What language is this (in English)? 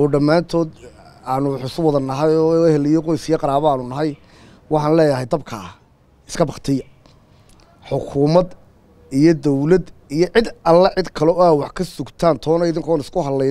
Arabic